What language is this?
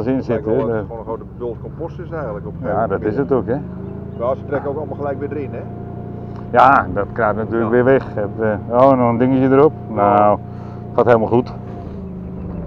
Dutch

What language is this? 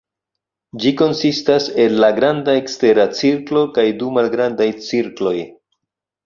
Esperanto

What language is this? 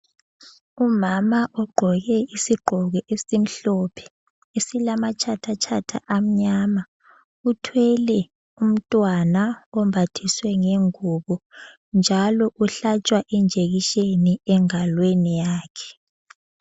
North Ndebele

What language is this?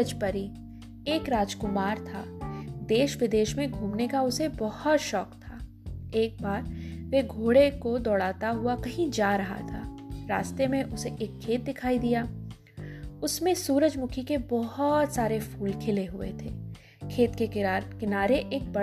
Hindi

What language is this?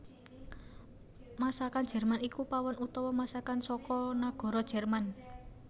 Javanese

